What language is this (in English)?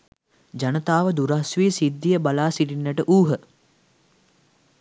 Sinhala